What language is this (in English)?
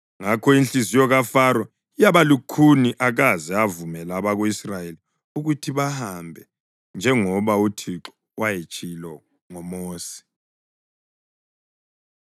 North Ndebele